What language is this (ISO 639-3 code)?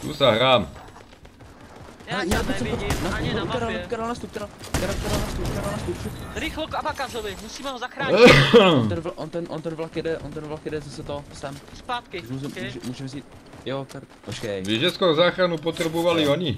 ces